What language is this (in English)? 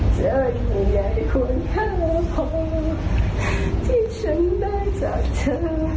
Thai